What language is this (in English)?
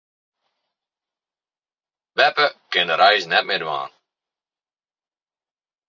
Western Frisian